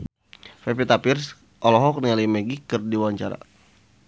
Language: Sundanese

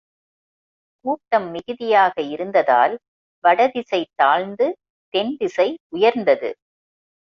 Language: Tamil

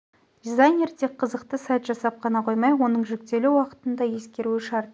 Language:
Kazakh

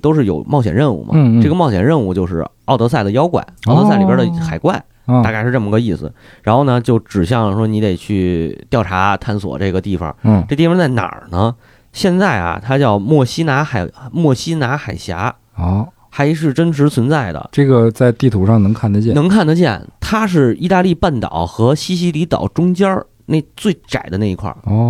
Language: Chinese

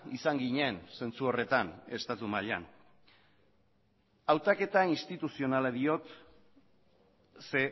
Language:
Basque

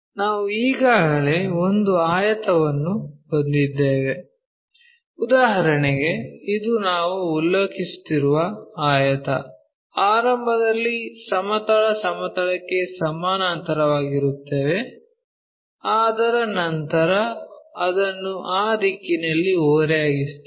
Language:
Kannada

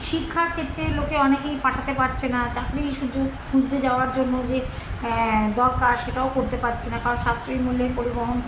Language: Bangla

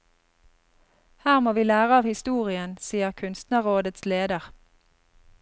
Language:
Norwegian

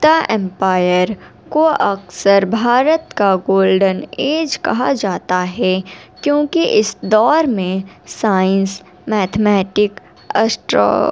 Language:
Urdu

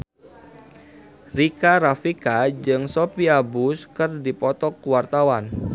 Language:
Sundanese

